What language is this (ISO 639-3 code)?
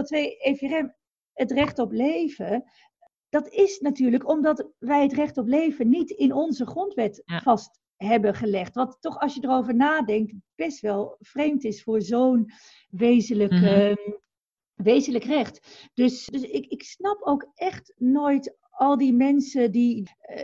nld